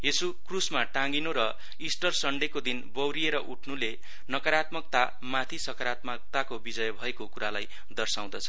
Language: Nepali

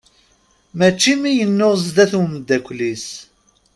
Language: Kabyle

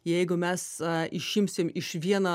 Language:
Lithuanian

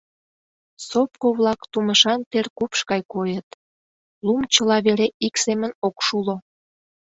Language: Mari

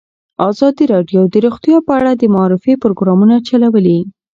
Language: Pashto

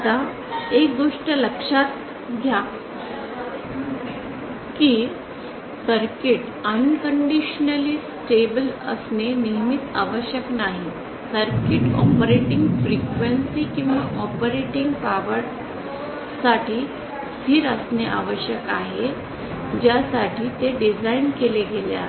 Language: Marathi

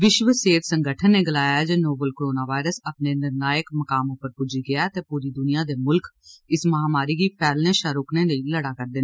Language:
Dogri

